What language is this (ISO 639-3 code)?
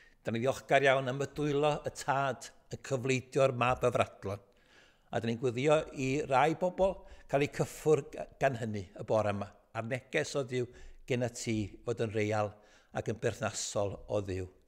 nld